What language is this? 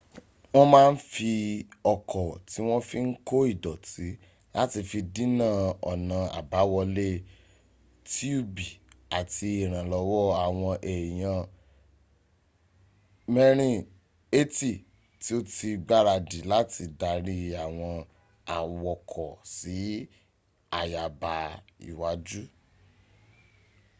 Yoruba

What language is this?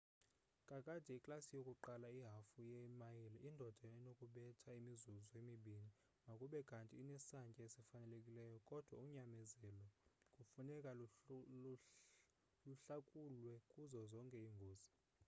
Xhosa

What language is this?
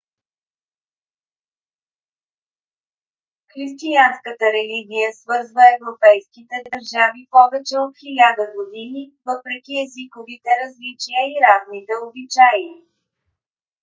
Bulgarian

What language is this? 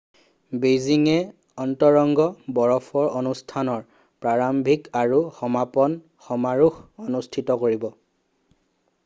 Assamese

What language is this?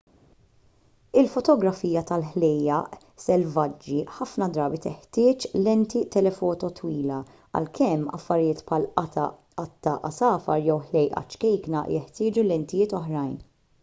Maltese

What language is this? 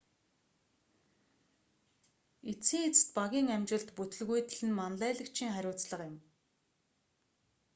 Mongolian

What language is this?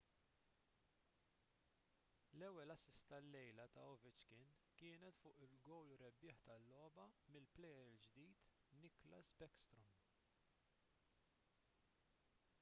Maltese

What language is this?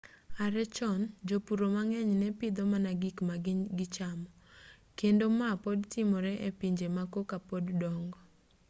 Luo (Kenya and Tanzania)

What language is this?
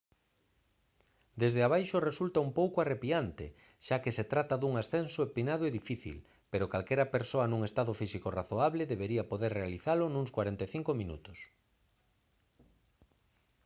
Galician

